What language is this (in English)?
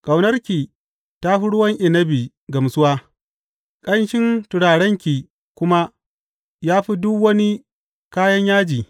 Hausa